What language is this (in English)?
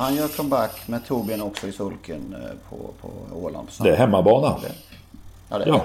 Swedish